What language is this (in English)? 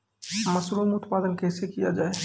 Maithili